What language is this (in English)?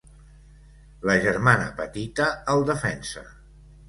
Catalan